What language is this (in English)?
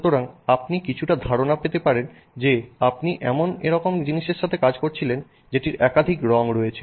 Bangla